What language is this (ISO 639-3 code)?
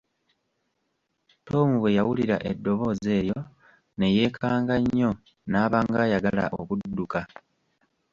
lug